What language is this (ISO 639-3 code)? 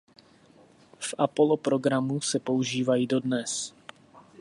ces